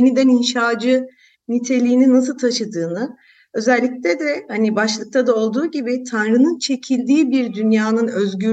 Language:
Turkish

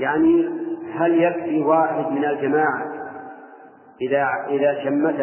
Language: Arabic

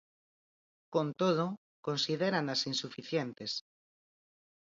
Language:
Galician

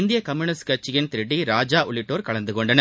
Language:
Tamil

